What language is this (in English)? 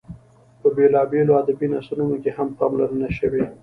Pashto